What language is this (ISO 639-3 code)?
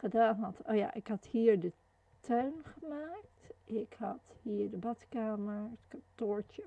nld